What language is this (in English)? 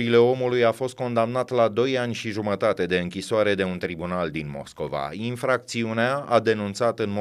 Romanian